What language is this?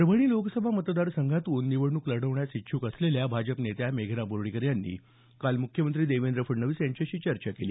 Marathi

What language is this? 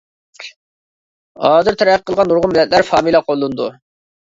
Uyghur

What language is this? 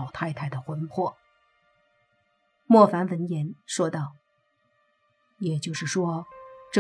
Chinese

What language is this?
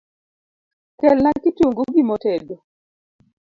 Luo (Kenya and Tanzania)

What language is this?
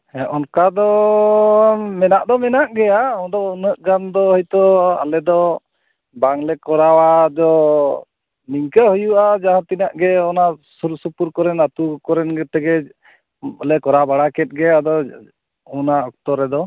Santali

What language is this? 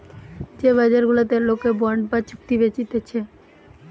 Bangla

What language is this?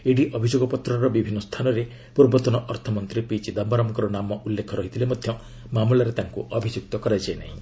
Odia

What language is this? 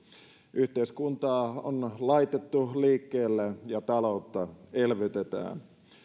Finnish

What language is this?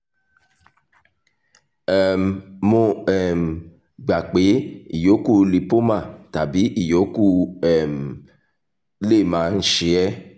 Yoruba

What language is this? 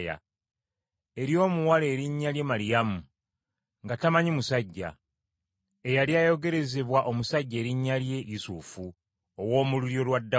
Ganda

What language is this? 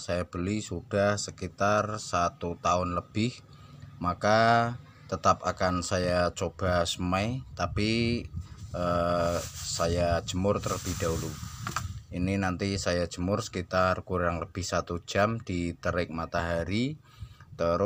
Indonesian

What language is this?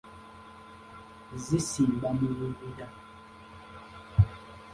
Ganda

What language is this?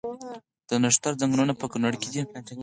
Pashto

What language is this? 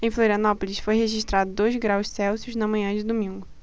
Portuguese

